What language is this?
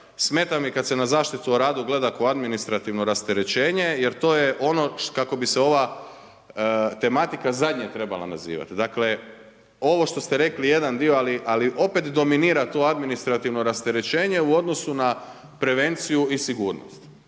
Croatian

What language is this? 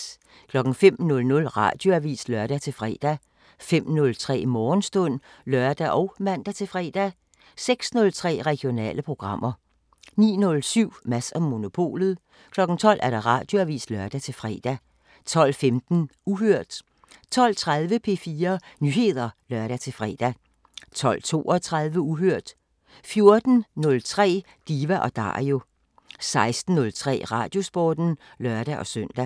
Danish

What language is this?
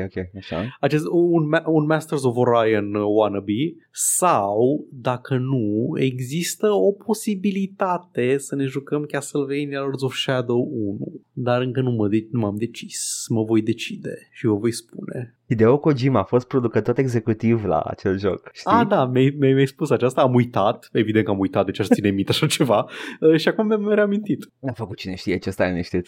Romanian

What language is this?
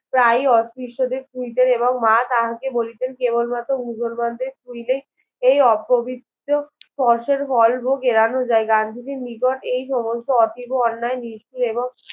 Bangla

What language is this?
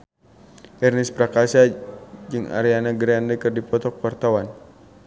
Sundanese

